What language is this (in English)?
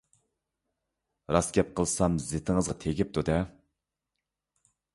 Uyghur